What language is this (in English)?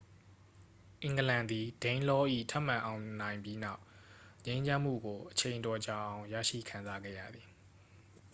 Burmese